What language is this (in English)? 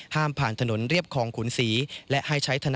Thai